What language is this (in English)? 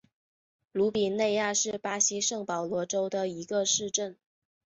Chinese